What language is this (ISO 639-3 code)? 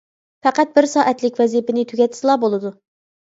uig